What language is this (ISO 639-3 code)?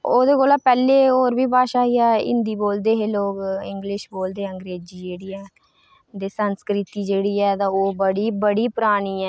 doi